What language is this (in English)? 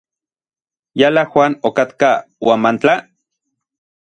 Orizaba Nahuatl